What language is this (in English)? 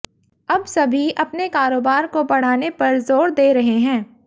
Hindi